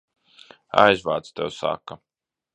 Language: Latvian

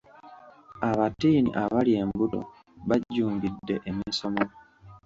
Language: Ganda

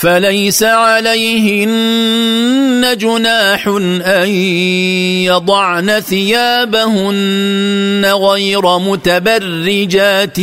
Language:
Arabic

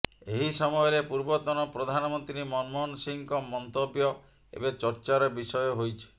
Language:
Odia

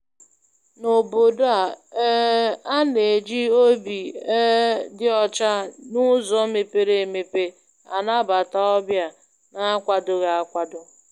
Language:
Igbo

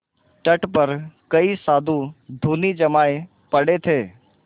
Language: Hindi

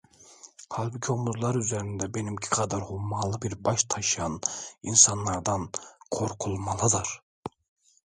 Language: Turkish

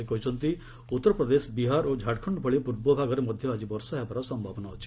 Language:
Odia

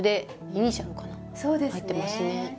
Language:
Japanese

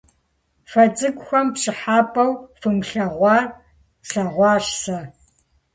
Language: Kabardian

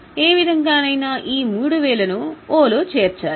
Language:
Telugu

